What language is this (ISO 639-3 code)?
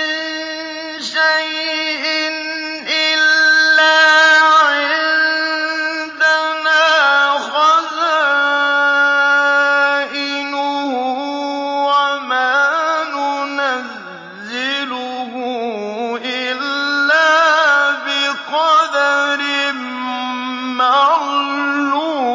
ara